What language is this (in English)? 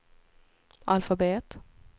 Swedish